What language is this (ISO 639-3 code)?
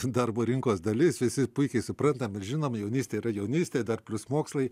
lit